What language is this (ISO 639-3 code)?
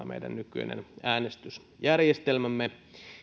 fin